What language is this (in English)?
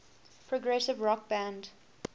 English